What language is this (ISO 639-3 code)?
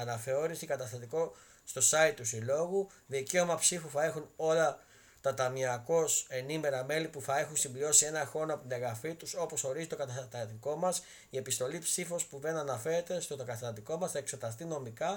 ell